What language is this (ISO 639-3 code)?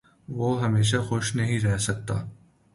urd